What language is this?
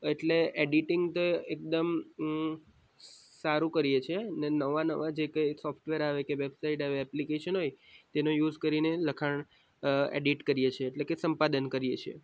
Gujarati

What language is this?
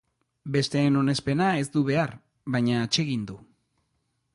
Basque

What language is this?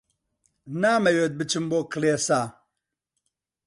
Central Kurdish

